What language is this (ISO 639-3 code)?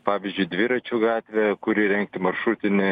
lit